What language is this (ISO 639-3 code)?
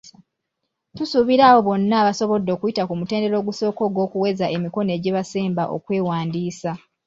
lug